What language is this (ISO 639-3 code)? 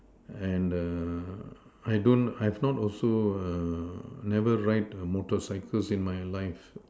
eng